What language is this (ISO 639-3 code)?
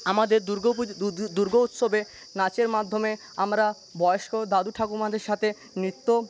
ben